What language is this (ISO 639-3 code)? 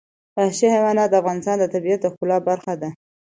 pus